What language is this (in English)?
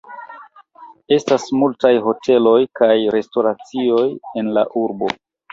Esperanto